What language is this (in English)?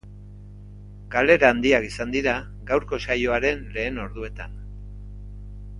Basque